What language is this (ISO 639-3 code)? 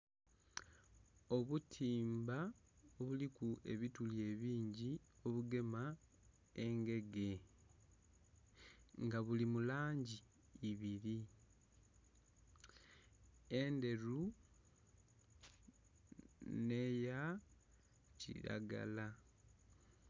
xog